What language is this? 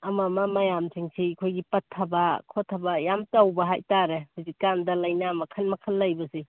Manipuri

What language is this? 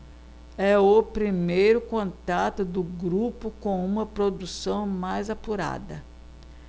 Portuguese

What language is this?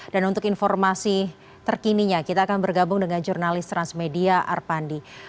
Indonesian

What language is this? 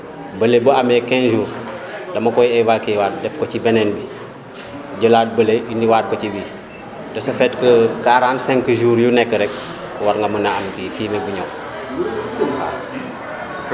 Wolof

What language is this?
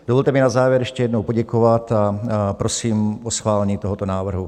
Czech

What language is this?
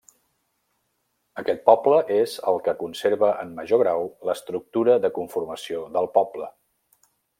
Catalan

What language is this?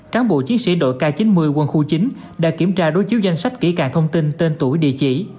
Vietnamese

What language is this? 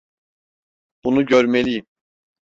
Turkish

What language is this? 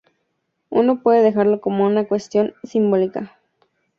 Spanish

